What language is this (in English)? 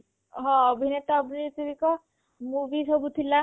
Odia